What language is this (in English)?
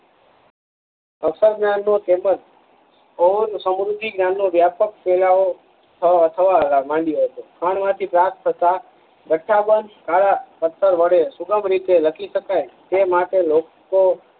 Gujarati